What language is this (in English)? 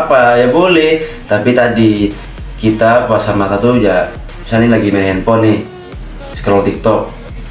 Indonesian